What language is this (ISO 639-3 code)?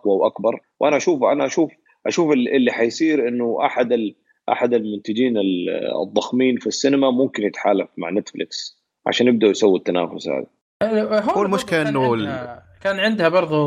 ara